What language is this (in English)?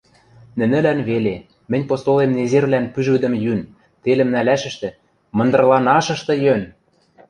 Western Mari